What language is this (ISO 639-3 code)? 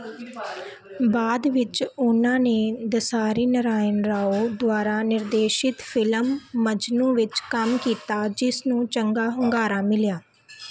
pan